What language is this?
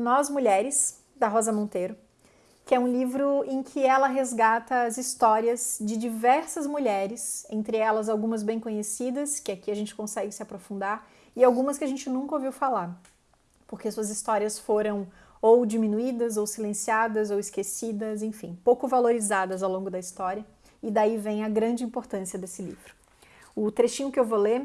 Portuguese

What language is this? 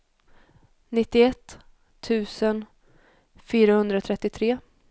Swedish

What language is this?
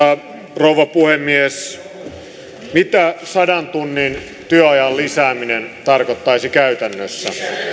Finnish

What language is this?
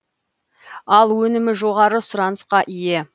Kazakh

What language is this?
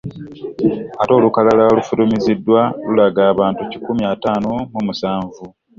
Ganda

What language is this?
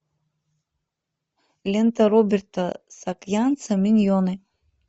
Russian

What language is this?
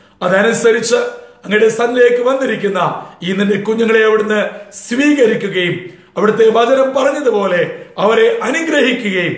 Turkish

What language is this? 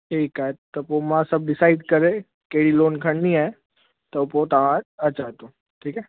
Sindhi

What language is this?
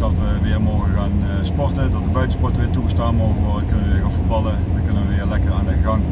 Dutch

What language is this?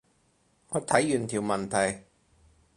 Cantonese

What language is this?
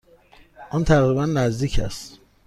Persian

